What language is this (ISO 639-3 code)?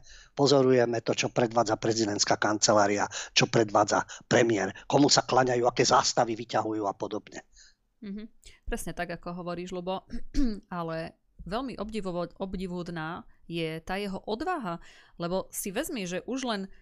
slk